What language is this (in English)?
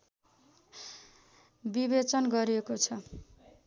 Nepali